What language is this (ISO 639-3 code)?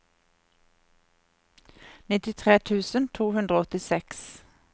nor